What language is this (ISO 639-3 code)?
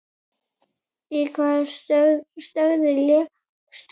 isl